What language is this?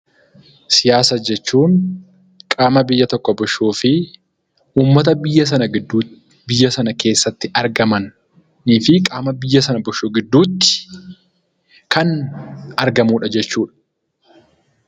Oromo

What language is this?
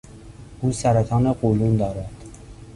Persian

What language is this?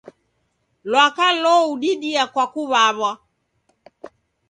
Taita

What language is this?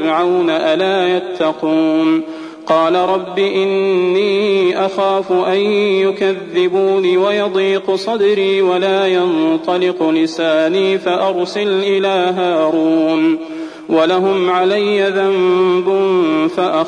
Arabic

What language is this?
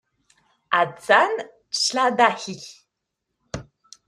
Kabyle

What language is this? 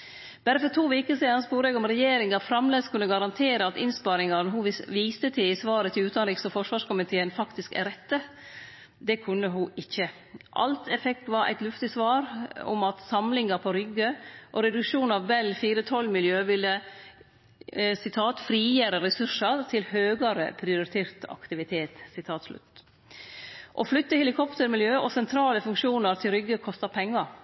Norwegian Nynorsk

